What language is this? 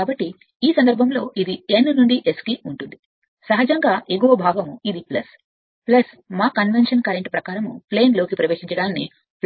Telugu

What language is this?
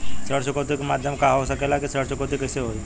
Bhojpuri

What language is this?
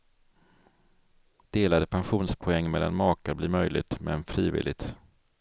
Swedish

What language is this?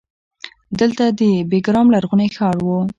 Pashto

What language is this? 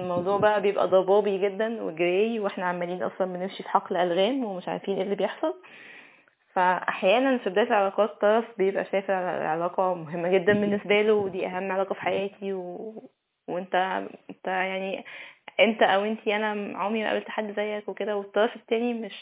Arabic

